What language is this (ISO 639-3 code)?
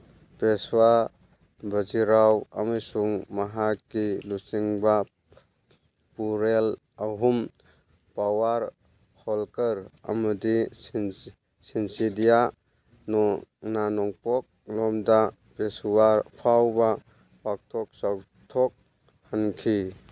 mni